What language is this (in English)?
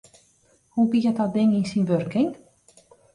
Western Frisian